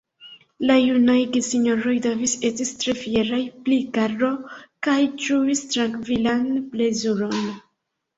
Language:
Esperanto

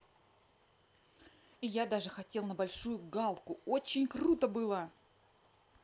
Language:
Russian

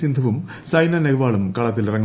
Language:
Malayalam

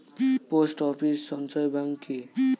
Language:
Bangla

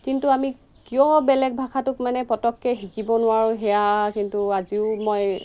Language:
Assamese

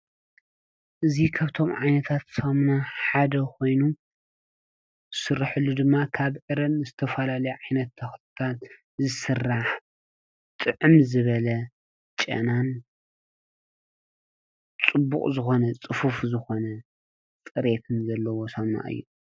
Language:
Tigrinya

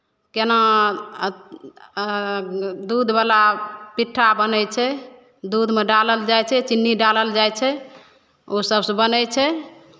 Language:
Maithili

